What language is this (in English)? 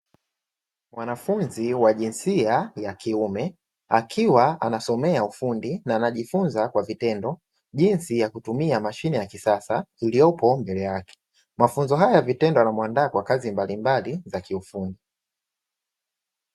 Swahili